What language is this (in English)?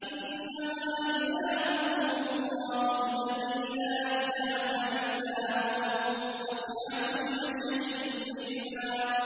Arabic